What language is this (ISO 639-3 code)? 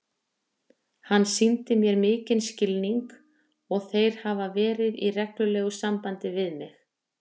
isl